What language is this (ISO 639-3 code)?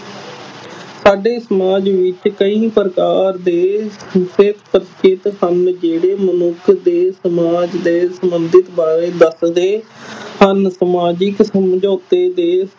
pan